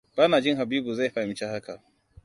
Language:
Hausa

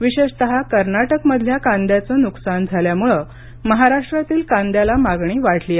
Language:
Marathi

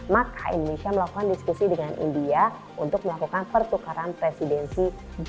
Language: Indonesian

